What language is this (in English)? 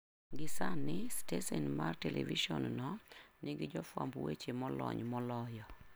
Luo (Kenya and Tanzania)